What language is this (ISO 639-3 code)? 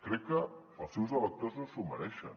cat